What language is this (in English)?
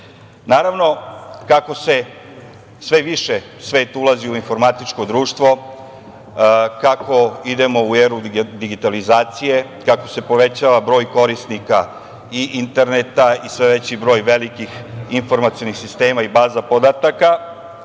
Serbian